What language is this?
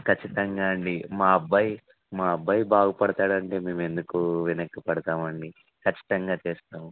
Telugu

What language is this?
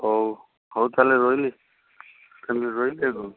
Odia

